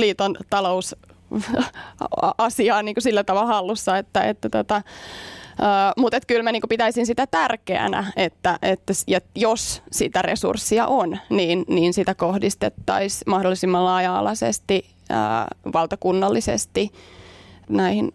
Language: Finnish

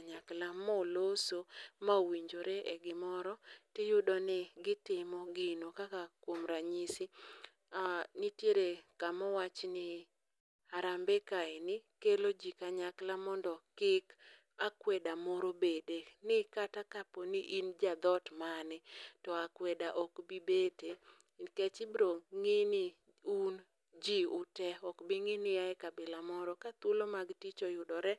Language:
Luo (Kenya and Tanzania)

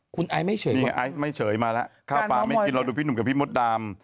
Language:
Thai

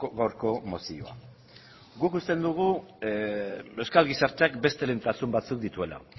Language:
Basque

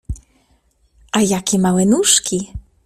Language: Polish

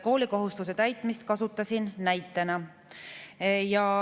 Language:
Estonian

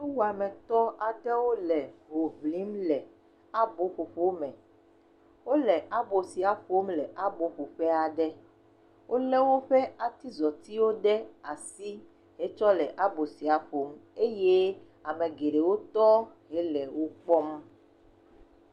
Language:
Ewe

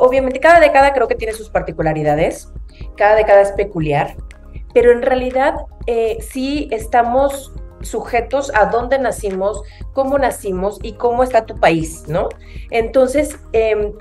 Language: Spanish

